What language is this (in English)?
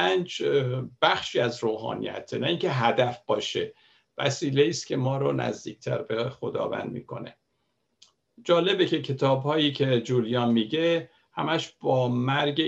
Persian